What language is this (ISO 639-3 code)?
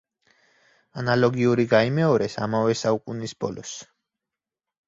kat